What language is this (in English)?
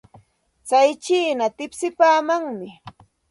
Santa Ana de Tusi Pasco Quechua